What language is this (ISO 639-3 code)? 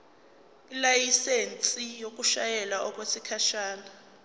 zul